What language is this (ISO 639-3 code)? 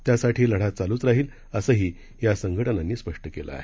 mar